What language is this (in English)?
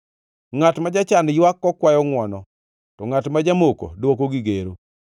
Luo (Kenya and Tanzania)